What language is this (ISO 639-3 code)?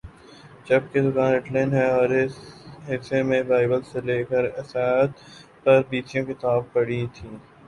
urd